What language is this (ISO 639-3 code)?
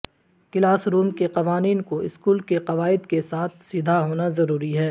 urd